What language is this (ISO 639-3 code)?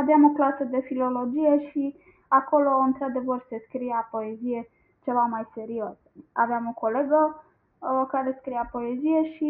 ron